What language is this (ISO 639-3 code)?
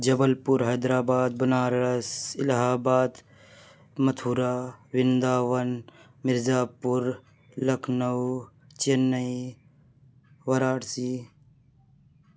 urd